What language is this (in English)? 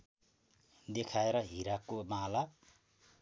Nepali